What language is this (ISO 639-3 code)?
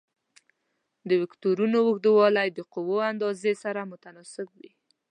pus